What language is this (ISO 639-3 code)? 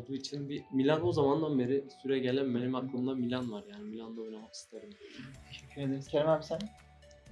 tur